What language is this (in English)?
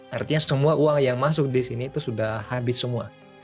Indonesian